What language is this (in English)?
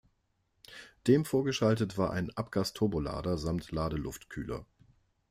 German